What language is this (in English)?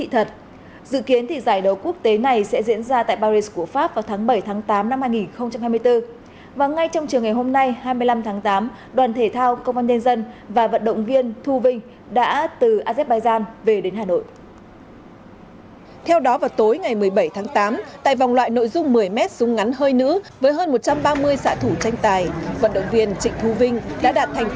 Vietnamese